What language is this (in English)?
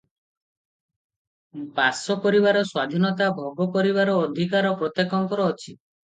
Odia